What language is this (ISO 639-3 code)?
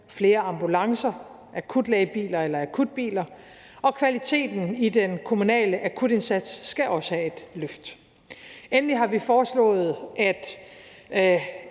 dan